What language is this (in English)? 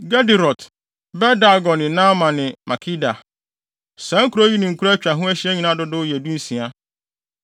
Akan